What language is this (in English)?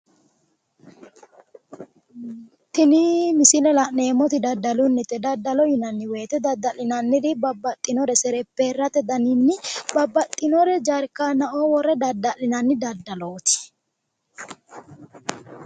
Sidamo